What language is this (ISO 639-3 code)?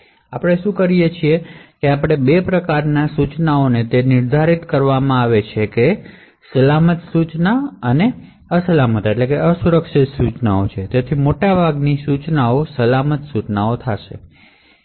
guj